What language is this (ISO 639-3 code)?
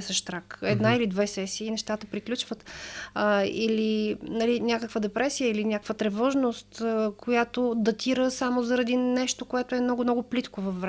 bul